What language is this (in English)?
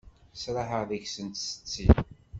Kabyle